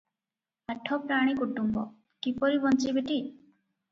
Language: Odia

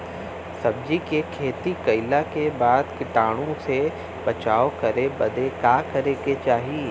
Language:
Bhojpuri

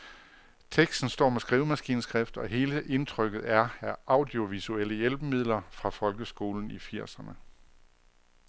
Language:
Danish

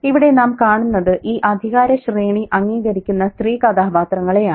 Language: Malayalam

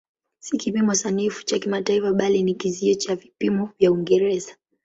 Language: Swahili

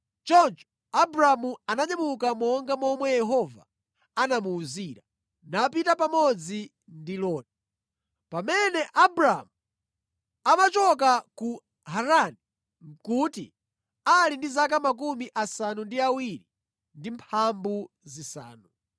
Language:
Nyanja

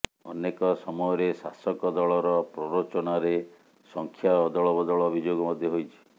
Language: Odia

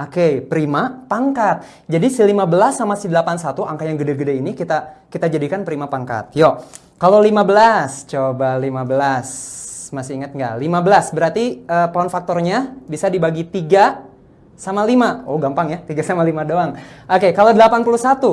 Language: Indonesian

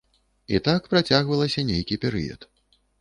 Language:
Belarusian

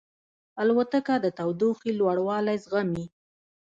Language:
Pashto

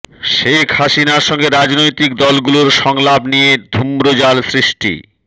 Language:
Bangla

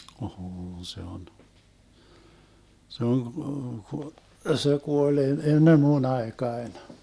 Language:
Finnish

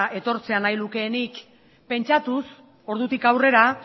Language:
Basque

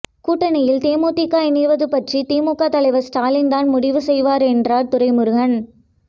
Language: Tamil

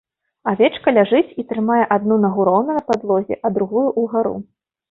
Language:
Belarusian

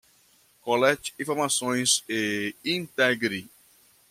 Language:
Portuguese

